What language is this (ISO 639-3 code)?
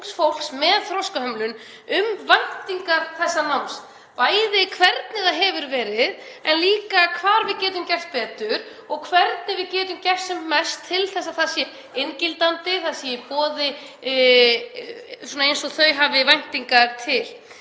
isl